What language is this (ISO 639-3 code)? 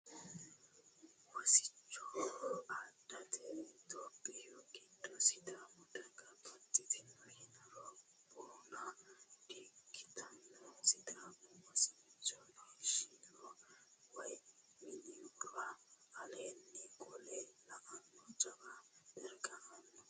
sid